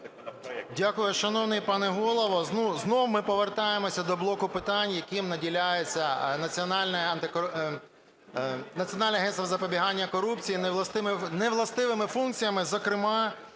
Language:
Ukrainian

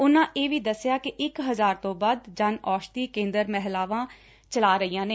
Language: Punjabi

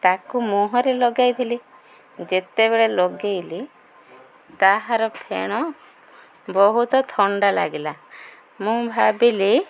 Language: Odia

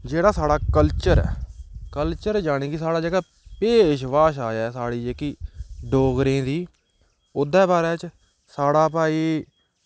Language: Dogri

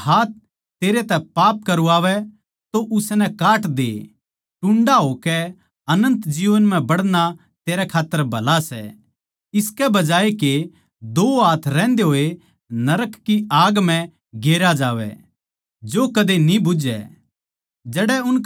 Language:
Haryanvi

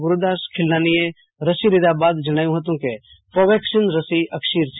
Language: Gujarati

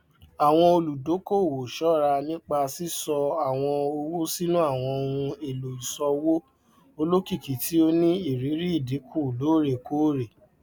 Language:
Yoruba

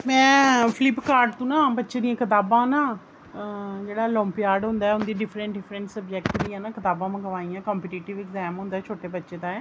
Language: Dogri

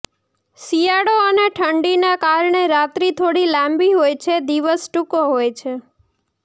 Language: Gujarati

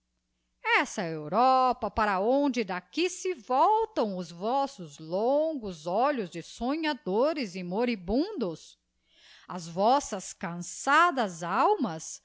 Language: Portuguese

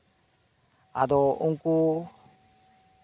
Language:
Santali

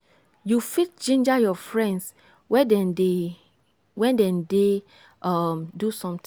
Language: Nigerian Pidgin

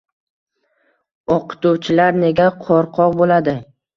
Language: Uzbek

